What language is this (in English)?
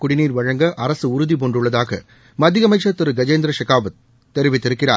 Tamil